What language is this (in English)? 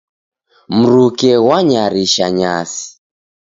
Taita